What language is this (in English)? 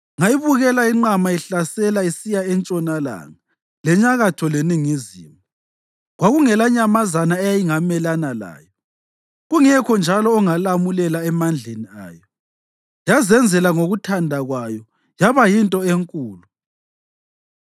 North Ndebele